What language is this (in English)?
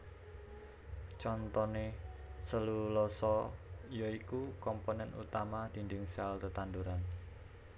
Javanese